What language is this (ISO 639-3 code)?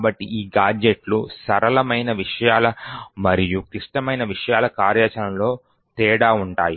tel